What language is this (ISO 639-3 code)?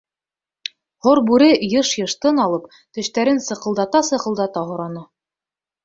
bak